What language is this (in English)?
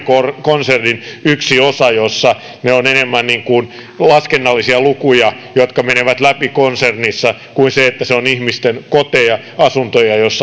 Finnish